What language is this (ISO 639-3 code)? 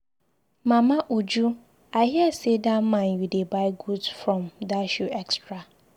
pcm